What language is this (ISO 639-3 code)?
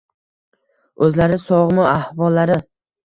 uzb